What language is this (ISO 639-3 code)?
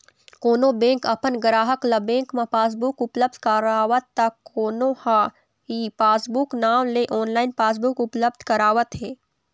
hne